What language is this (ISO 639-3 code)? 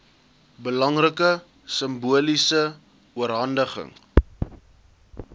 afr